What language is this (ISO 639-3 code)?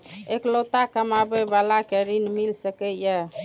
mai